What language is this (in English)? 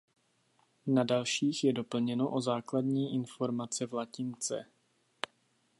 Czech